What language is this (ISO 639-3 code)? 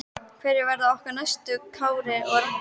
isl